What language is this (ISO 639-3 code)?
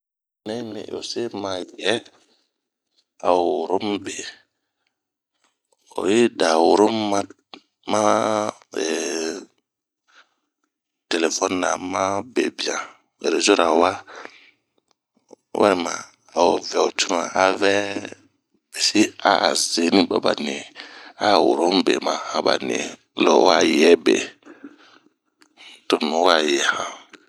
bmq